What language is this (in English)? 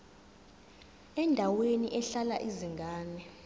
Zulu